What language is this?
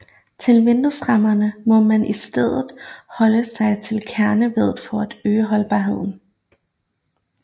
Danish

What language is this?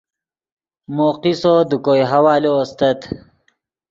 Yidgha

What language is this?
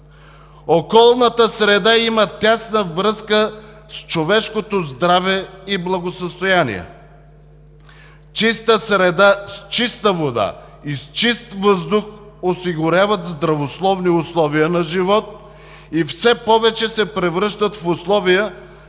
Bulgarian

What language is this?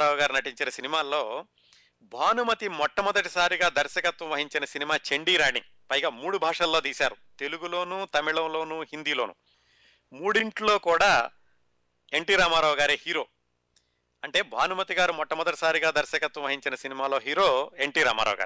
Telugu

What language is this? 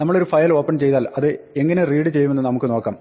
Malayalam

